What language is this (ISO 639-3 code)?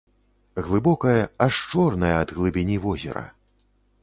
bel